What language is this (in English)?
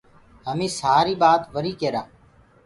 Gurgula